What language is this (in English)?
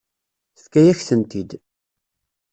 Kabyle